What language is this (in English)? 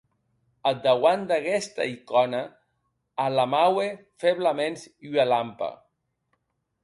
Occitan